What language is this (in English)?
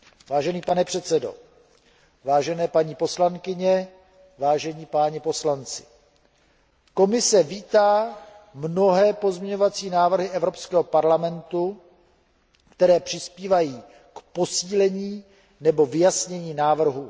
Czech